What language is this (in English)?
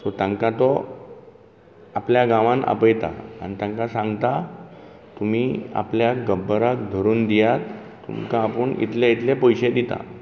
Konkani